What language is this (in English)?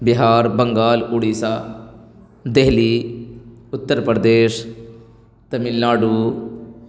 Urdu